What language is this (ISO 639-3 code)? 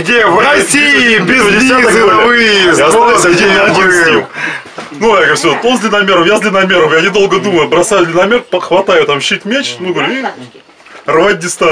rus